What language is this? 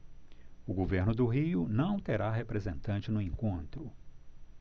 Portuguese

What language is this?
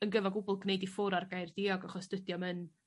Welsh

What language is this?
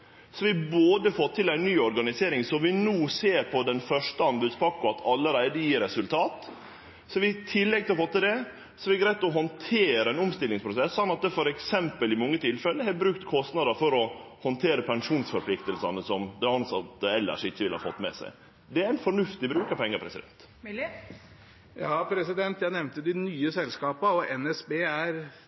Norwegian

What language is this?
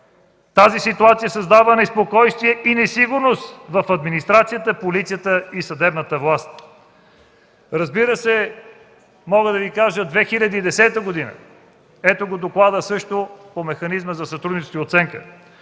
Bulgarian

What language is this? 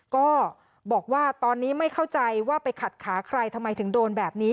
Thai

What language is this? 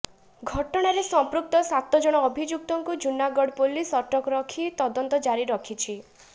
Odia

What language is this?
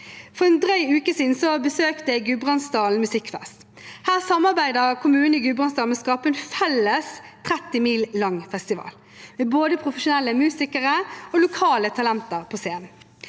Norwegian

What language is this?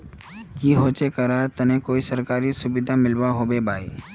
Magahi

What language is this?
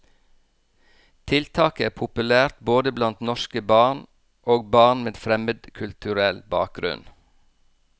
Norwegian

